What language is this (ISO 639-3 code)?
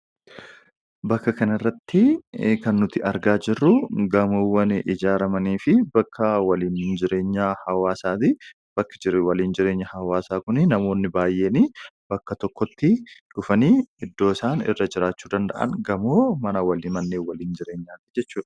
orm